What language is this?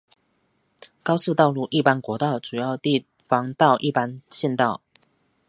Chinese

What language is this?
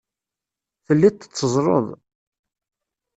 Kabyle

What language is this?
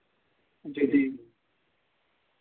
Dogri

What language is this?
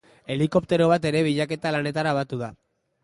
Basque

